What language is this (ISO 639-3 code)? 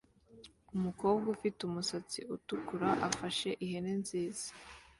kin